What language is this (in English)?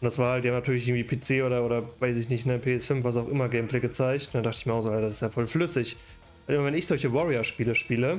German